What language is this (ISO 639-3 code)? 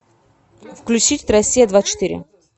rus